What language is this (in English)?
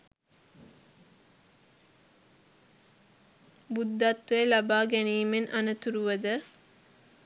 Sinhala